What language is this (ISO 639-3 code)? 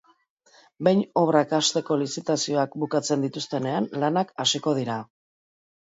eus